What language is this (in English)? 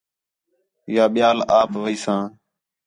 Khetrani